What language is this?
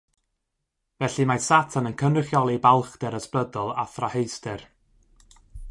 Welsh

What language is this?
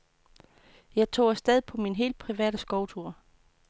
Danish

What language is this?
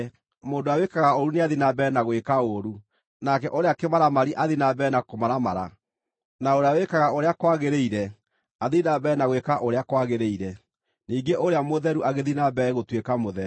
Kikuyu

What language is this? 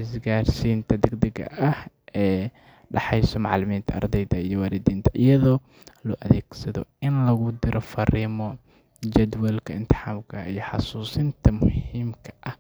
Somali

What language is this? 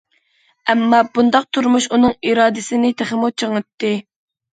Uyghur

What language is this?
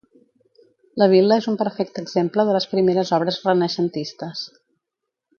Catalan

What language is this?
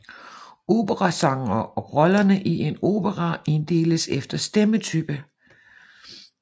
Danish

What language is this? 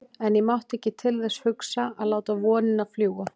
Icelandic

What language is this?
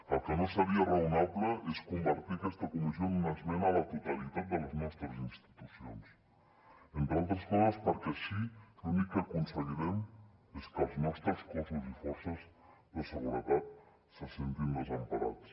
Catalan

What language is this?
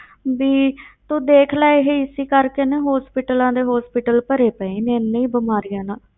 Punjabi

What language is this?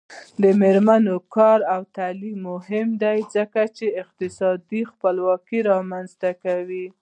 Pashto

